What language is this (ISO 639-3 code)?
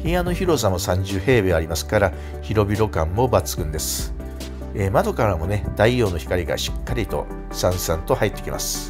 jpn